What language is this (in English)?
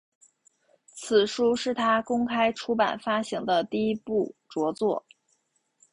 Chinese